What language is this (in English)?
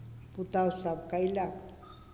Maithili